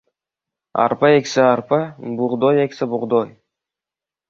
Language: Uzbek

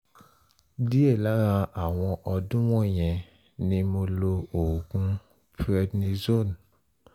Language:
Yoruba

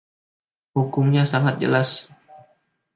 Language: Indonesian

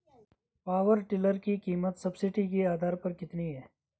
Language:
Hindi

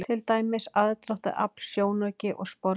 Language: Icelandic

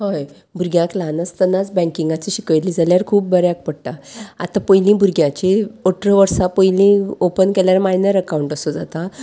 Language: Konkani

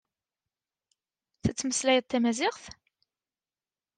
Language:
Kabyle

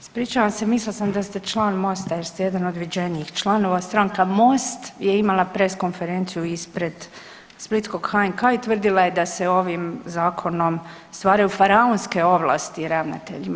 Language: Croatian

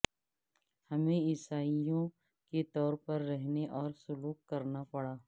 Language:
Urdu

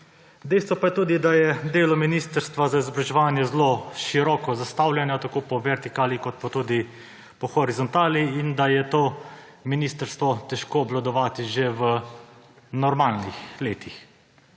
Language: Slovenian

